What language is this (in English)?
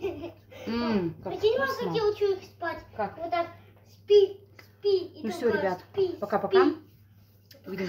Russian